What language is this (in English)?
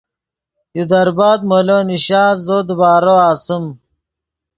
Yidgha